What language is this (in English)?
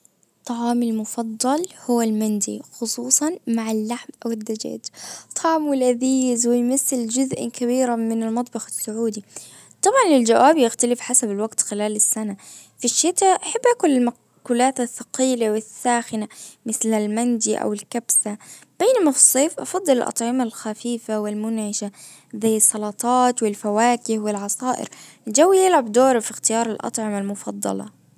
Najdi Arabic